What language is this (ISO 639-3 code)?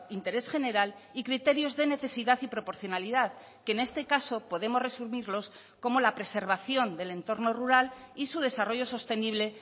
spa